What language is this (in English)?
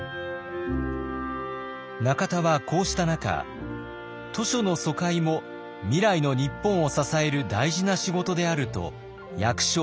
Japanese